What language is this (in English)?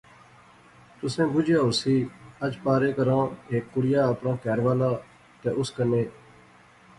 Pahari-Potwari